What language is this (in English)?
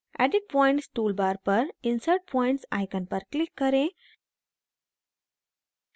Hindi